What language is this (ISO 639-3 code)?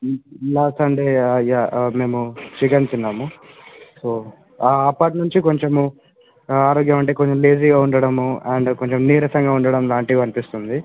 tel